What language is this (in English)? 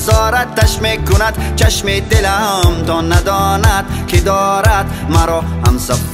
Persian